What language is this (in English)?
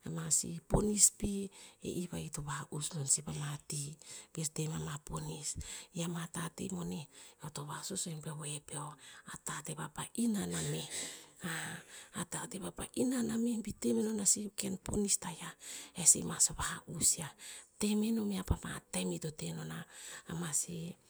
Tinputz